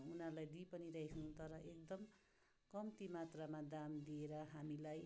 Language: Nepali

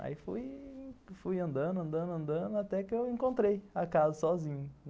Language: Portuguese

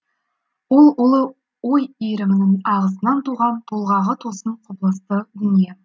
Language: Kazakh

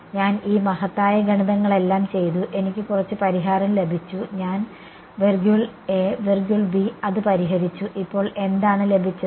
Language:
Malayalam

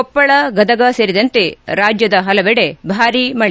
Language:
Kannada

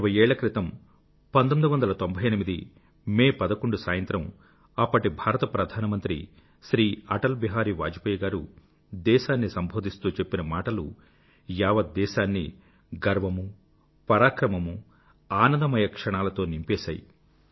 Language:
Telugu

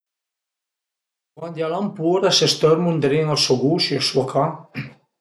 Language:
Piedmontese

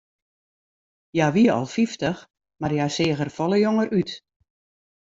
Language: Western Frisian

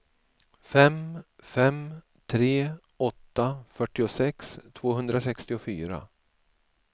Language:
Swedish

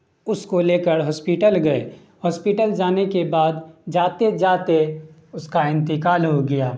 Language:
Urdu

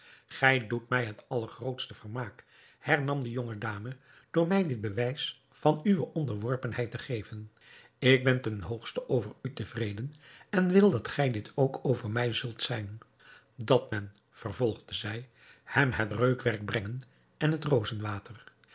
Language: Dutch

